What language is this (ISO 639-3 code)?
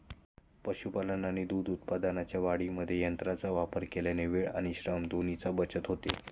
mar